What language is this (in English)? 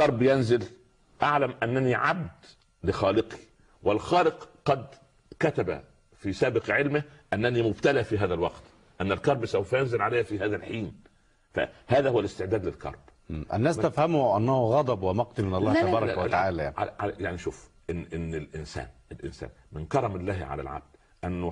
Arabic